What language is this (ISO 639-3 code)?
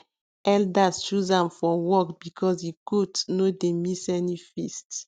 pcm